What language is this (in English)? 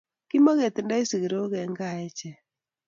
Kalenjin